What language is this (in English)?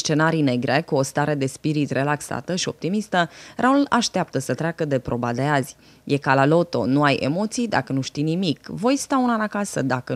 Romanian